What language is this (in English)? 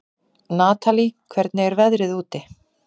Icelandic